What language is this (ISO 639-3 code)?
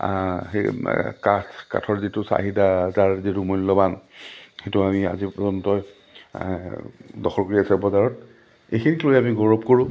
asm